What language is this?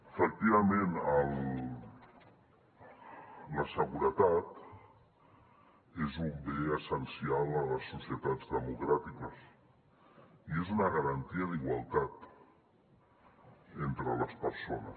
Catalan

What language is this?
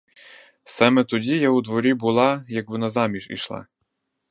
Ukrainian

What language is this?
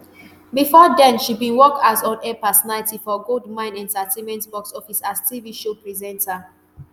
Nigerian Pidgin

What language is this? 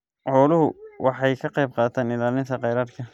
Somali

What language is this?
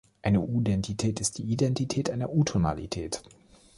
German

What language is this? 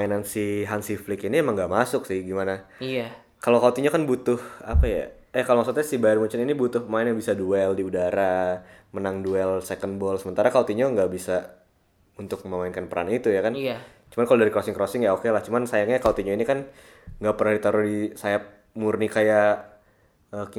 Indonesian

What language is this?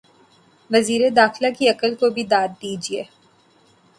Urdu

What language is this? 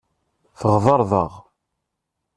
Kabyle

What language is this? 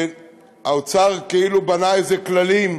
Hebrew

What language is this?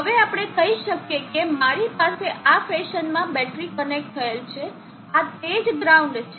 Gujarati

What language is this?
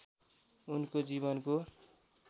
Nepali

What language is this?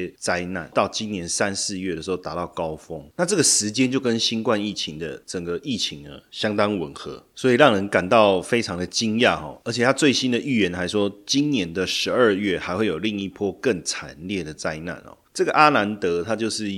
Chinese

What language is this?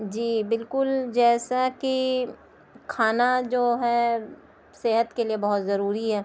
Urdu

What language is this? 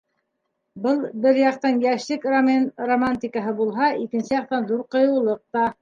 Bashkir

